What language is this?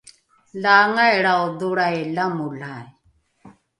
Rukai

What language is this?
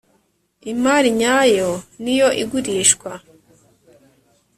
Kinyarwanda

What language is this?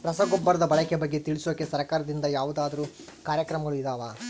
Kannada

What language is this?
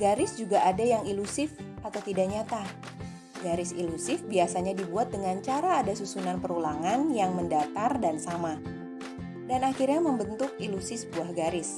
Indonesian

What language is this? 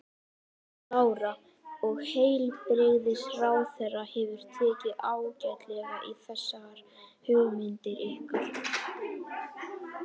Icelandic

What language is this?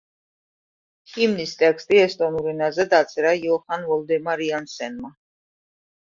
Georgian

